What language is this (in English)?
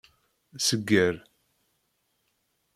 Kabyle